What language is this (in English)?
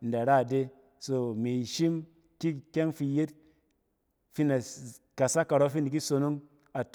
Cen